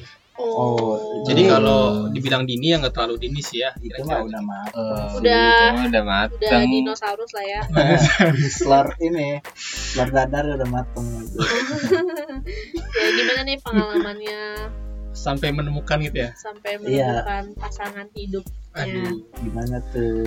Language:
Indonesian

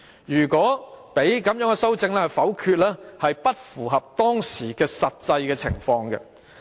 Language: Cantonese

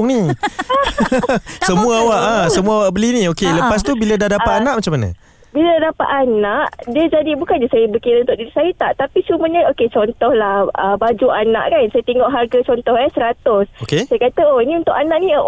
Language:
Malay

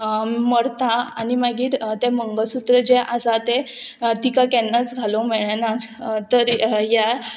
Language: Konkani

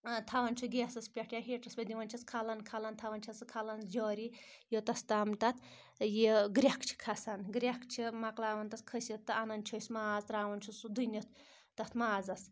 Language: Kashmiri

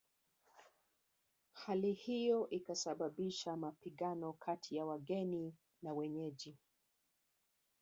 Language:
Swahili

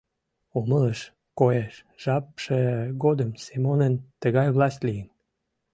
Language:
Mari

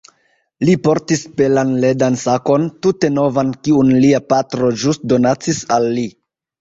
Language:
Esperanto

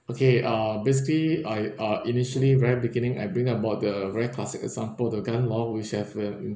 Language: English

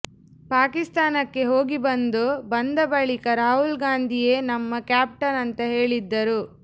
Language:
Kannada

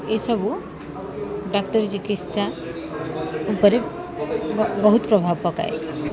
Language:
Odia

